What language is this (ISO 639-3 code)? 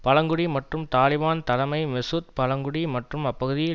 tam